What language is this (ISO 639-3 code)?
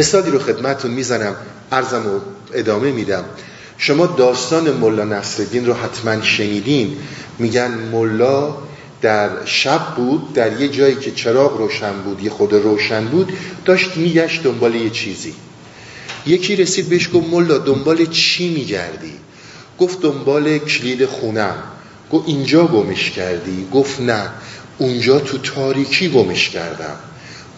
fas